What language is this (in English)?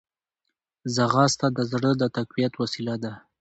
Pashto